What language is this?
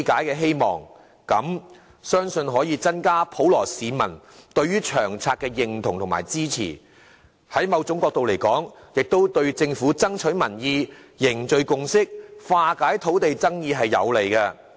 Cantonese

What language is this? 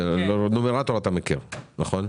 Hebrew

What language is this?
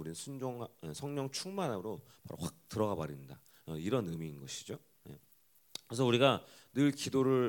Korean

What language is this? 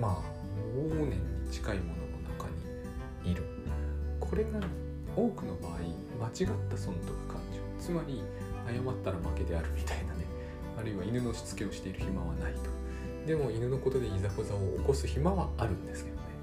Japanese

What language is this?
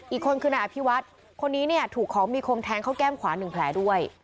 Thai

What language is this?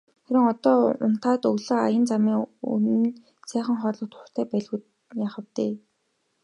Mongolian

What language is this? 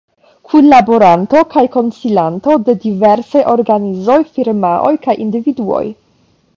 Esperanto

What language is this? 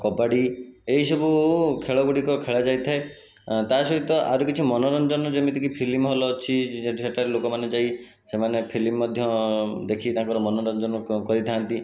Odia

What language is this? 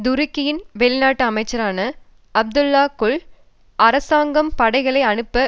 Tamil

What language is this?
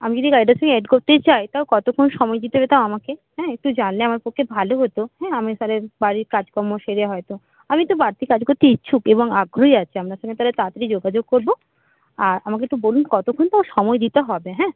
Bangla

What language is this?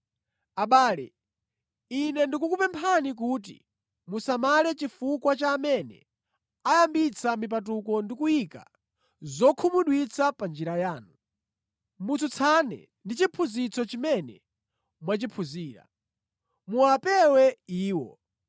Nyanja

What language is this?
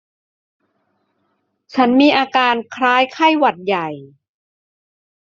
Thai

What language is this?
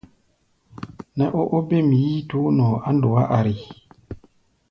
Gbaya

